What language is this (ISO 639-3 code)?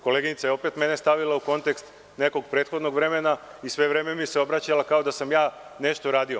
srp